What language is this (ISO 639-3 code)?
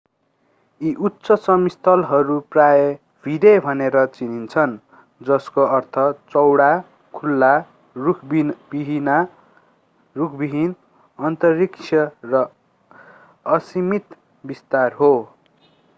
nep